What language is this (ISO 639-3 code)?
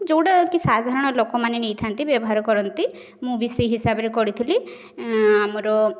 ori